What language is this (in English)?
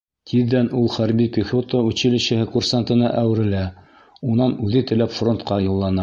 Bashkir